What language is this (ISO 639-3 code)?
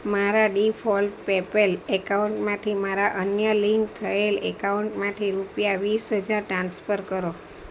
guj